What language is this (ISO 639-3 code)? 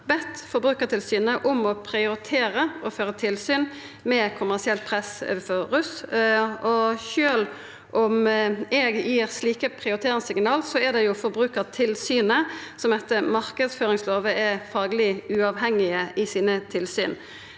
nor